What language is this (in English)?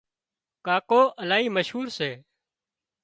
Wadiyara Koli